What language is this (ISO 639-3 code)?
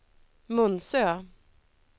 swe